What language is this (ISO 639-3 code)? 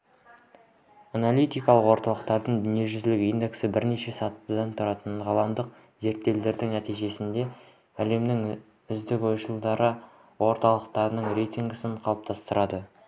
kaz